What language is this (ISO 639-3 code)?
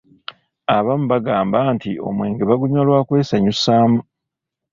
lug